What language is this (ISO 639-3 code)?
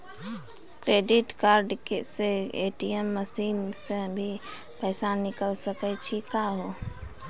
mai